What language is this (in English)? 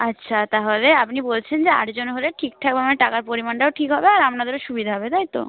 Bangla